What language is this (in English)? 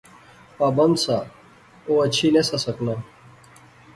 Pahari-Potwari